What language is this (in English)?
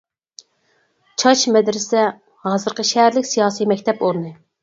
Uyghur